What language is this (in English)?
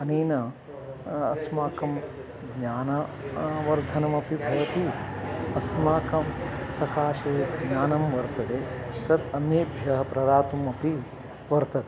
Sanskrit